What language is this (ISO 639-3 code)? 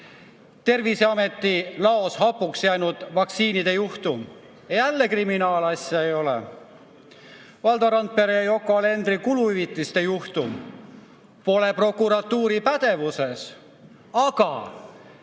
est